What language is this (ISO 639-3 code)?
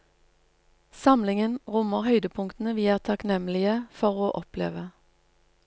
nor